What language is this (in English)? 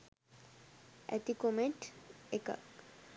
Sinhala